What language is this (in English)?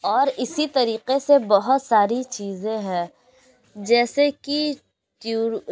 Urdu